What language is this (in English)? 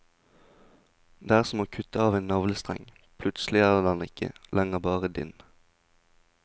Norwegian